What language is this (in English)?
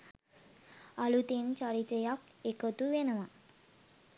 Sinhala